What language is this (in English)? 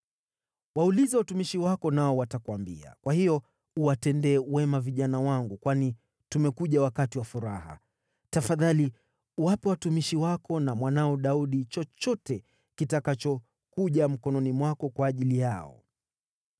Swahili